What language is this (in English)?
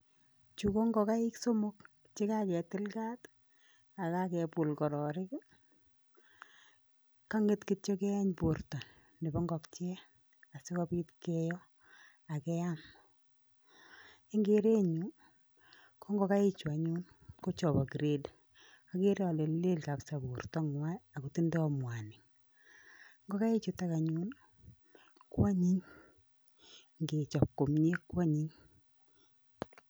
Kalenjin